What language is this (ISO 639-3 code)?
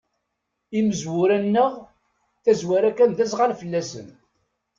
kab